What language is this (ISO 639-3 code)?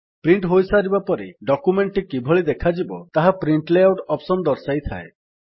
ori